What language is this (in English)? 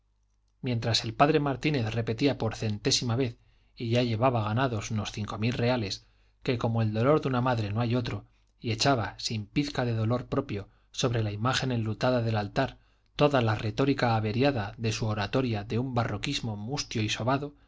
Spanish